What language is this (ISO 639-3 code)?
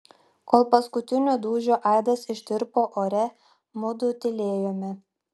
lit